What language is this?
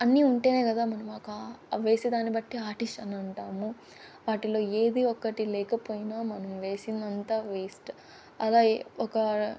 Telugu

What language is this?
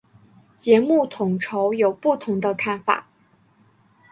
Chinese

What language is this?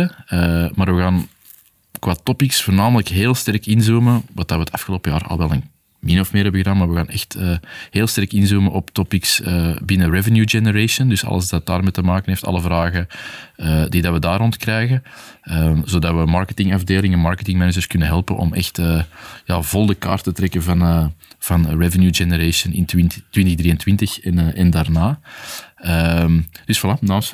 Dutch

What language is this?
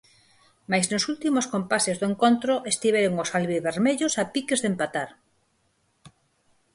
Galician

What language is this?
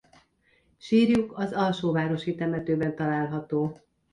Hungarian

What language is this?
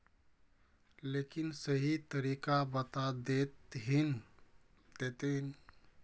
Magahi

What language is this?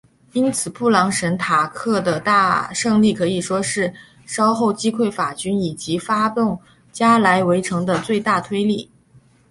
Chinese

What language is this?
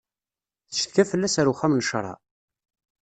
Kabyle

